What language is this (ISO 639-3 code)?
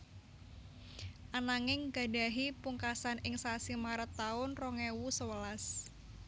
jav